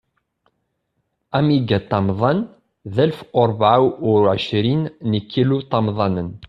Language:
Kabyle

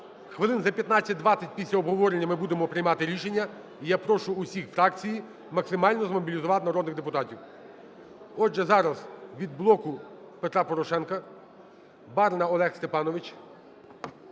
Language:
Ukrainian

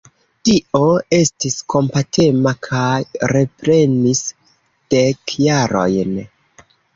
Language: Esperanto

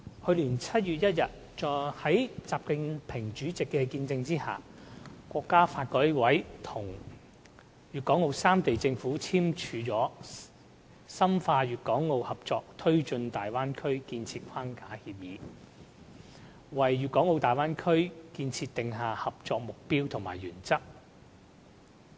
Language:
Cantonese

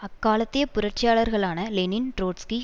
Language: Tamil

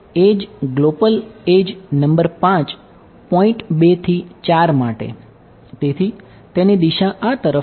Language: Gujarati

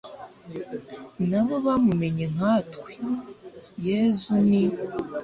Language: Kinyarwanda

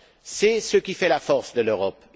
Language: French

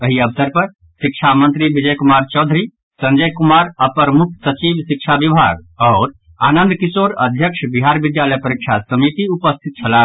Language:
Maithili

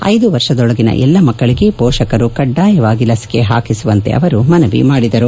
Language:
Kannada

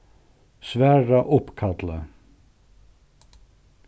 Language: Faroese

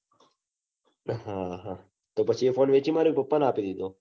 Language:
Gujarati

